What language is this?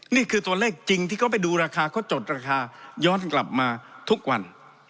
Thai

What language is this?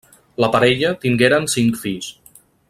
Catalan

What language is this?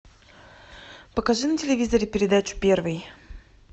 Russian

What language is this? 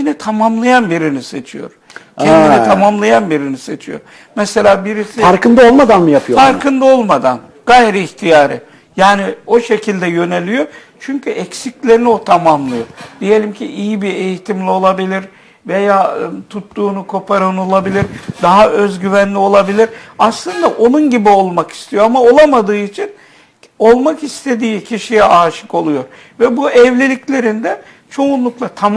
Turkish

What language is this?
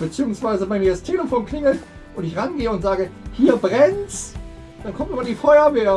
German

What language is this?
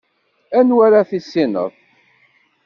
Kabyle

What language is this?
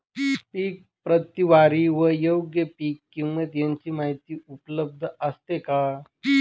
Marathi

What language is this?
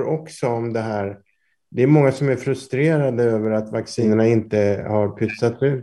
Swedish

